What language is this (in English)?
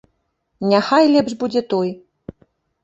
Belarusian